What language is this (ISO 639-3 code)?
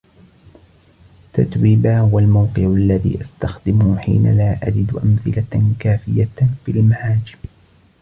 ara